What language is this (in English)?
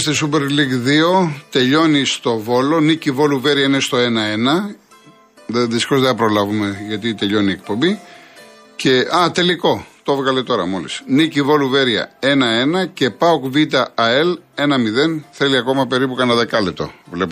Greek